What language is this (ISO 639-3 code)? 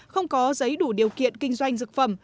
vie